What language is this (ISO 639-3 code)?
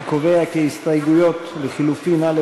heb